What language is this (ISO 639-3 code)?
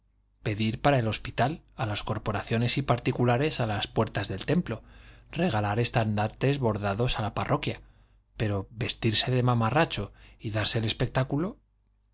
spa